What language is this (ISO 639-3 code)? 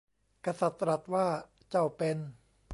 tha